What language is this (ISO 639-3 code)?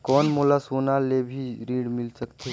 hne